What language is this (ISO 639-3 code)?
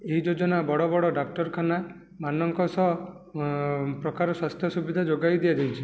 ori